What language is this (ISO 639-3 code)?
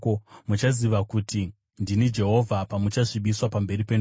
sna